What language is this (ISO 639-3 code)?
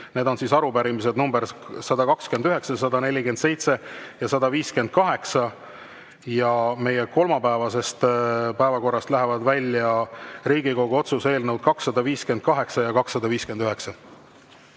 est